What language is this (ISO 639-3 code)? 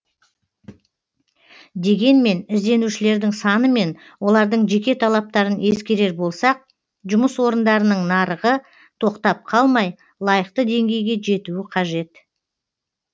kaz